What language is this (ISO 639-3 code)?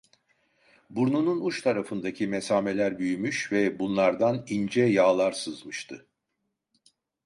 tur